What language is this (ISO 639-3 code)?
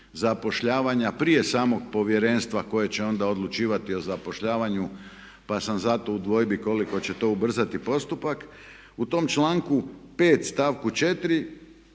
hrv